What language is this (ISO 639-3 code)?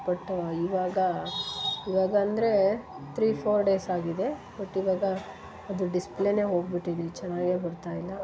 kan